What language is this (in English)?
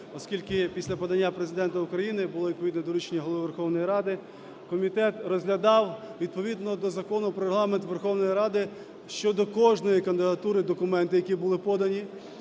Ukrainian